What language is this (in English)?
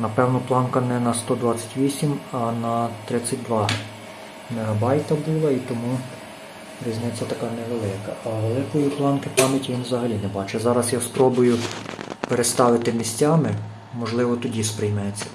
Ukrainian